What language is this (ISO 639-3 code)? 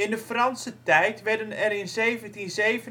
nld